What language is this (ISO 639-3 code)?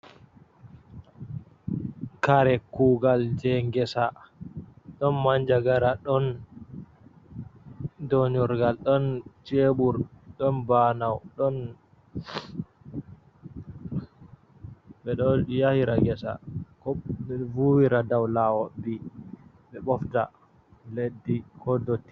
ful